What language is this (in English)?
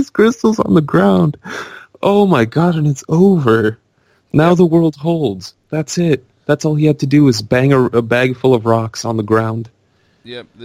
English